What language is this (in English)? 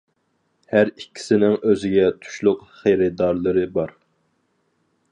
Uyghur